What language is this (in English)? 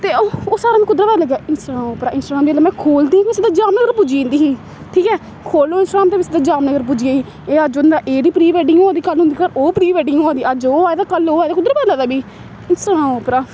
Dogri